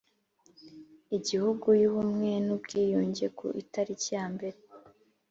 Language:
Kinyarwanda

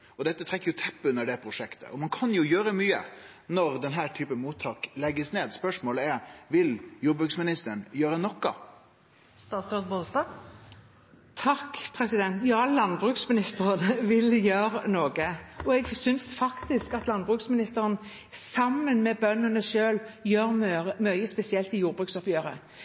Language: Norwegian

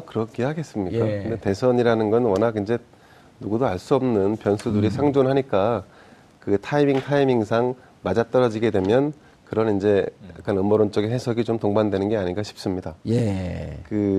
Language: Korean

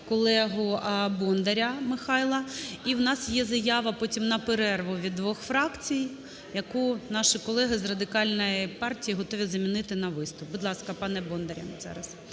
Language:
Ukrainian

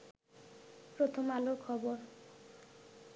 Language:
Bangla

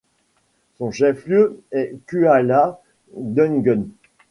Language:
French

